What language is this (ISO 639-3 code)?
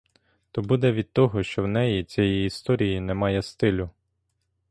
ukr